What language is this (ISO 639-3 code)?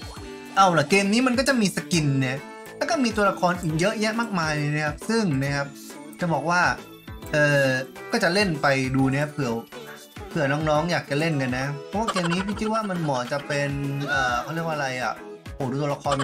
tha